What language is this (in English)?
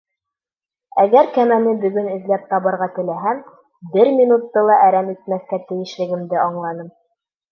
Bashkir